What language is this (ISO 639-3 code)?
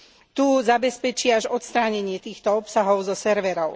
slk